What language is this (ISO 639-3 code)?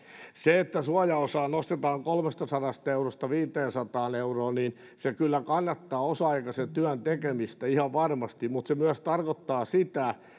fin